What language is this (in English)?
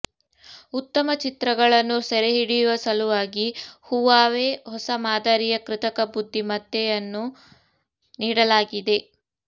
Kannada